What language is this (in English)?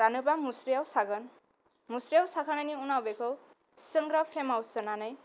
Bodo